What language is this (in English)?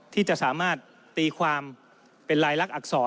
Thai